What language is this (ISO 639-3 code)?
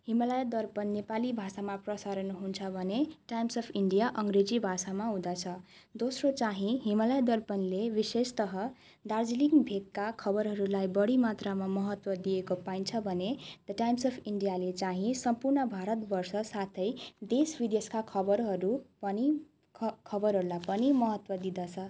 nep